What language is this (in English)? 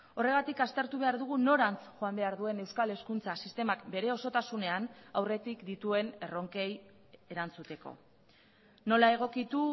Basque